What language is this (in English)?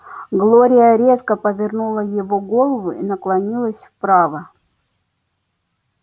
Russian